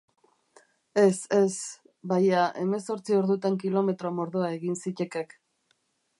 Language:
Basque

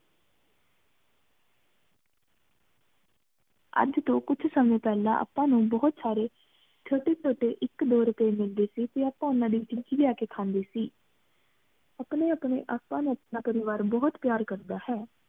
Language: Punjabi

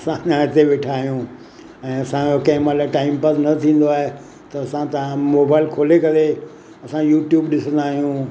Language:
Sindhi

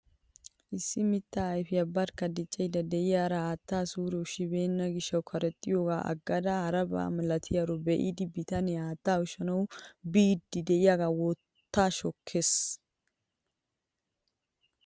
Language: Wolaytta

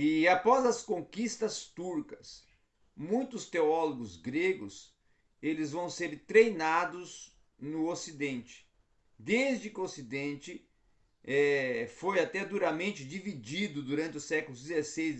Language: Portuguese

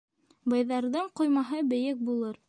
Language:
Bashkir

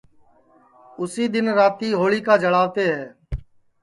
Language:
Sansi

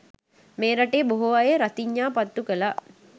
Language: Sinhala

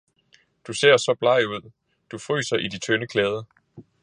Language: Danish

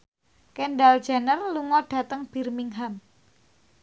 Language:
Javanese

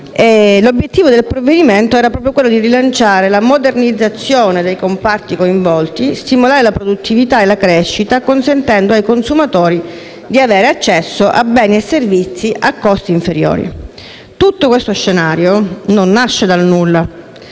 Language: Italian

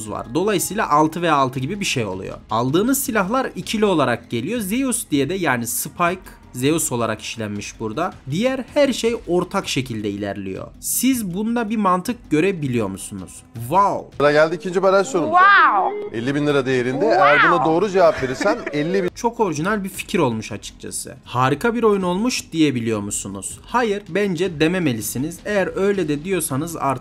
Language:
Turkish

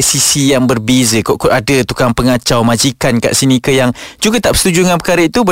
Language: Malay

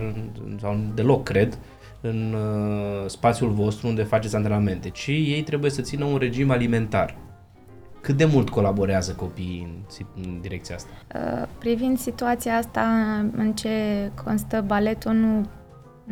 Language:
Romanian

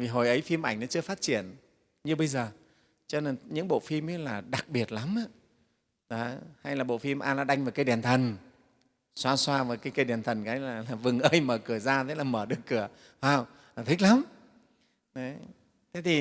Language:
Vietnamese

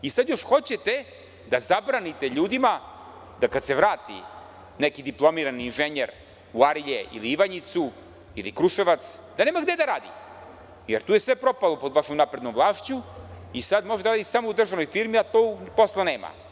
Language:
Serbian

